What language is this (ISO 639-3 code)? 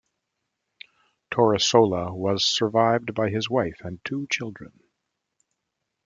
eng